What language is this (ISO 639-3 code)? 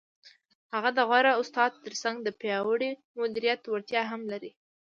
pus